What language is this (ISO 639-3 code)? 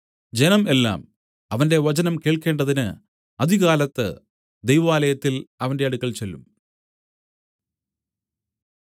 mal